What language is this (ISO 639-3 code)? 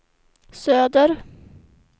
swe